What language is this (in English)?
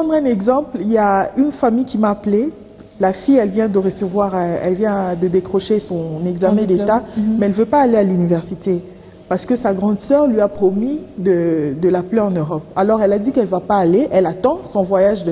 French